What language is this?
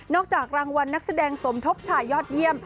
Thai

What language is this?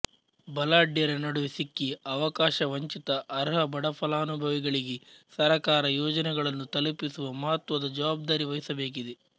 Kannada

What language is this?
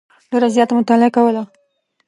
Pashto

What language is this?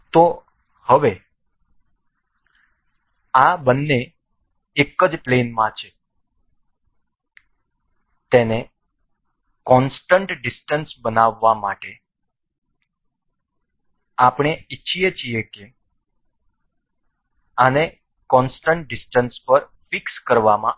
Gujarati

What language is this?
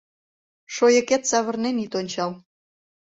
Mari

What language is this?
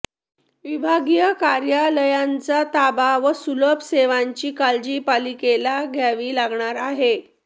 Marathi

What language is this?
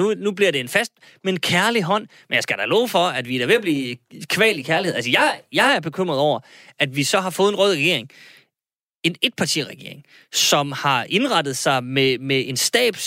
Danish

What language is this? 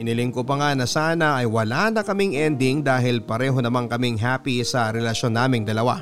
Filipino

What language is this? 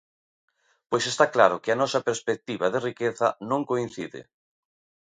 Galician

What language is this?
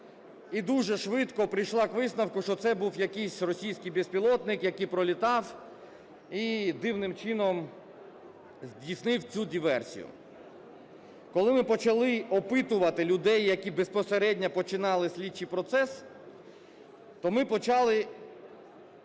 Ukrainian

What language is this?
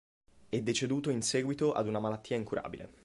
Italian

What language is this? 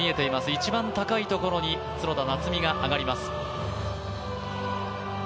Japanese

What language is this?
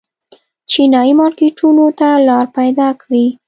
Pashto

